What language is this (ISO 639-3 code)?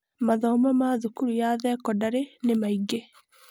kik